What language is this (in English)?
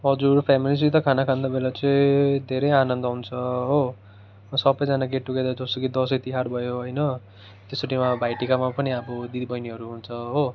Nepali